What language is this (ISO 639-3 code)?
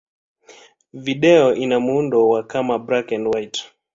swa